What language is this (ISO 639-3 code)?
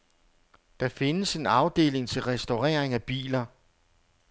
dan